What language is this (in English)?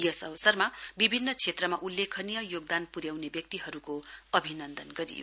Nepali